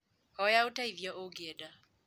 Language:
Kikuyu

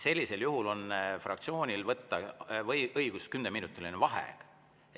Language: Estonian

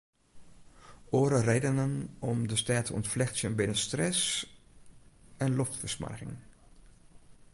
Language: Western Frisian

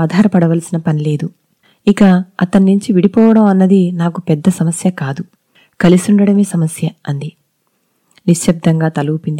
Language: Telugu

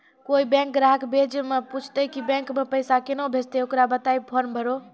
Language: Maithili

